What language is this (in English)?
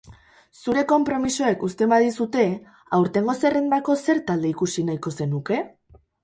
Basque